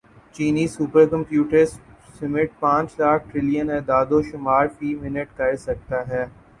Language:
Urdu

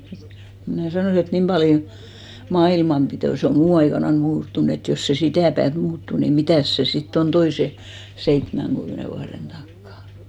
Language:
Finnish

